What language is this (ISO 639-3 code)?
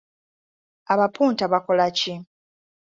lug